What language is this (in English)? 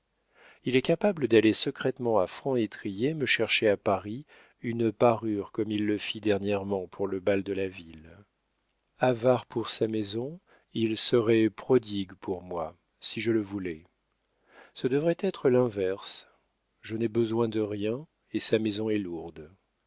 French